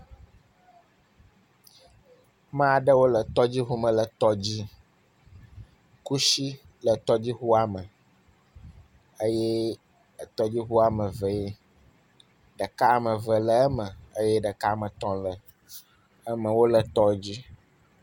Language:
Ewe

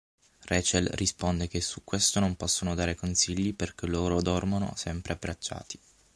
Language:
Italian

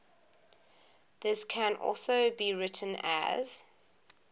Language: English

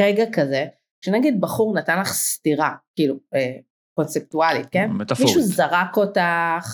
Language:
Hebrew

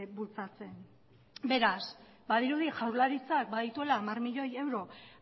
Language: Basque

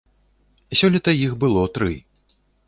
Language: Belarusian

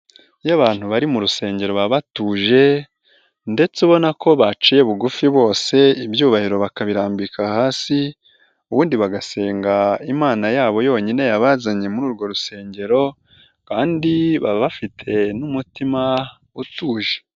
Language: Kinyarwanda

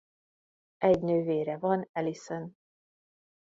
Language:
Hungarian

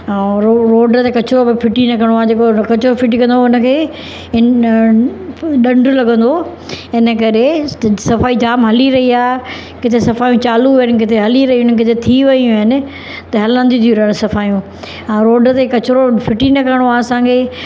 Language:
Sindhi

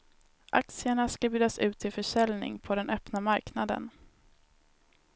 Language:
Swedish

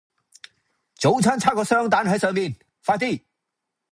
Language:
Cantonese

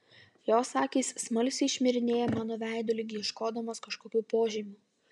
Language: Lithuanian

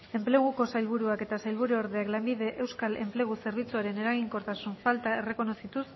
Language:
Basque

